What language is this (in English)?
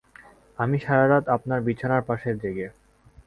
Bangla